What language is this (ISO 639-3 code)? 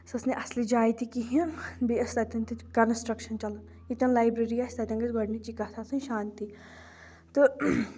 kas